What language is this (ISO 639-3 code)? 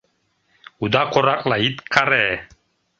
chm